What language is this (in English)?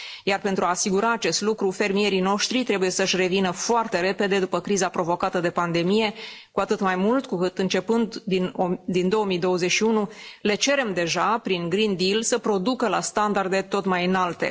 Romanian